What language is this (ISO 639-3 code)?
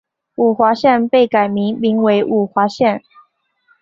zho